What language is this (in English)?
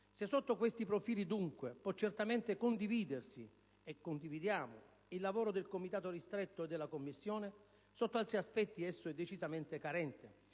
Italian